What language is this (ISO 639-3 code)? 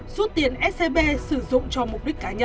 vie